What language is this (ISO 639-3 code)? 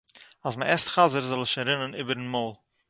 yid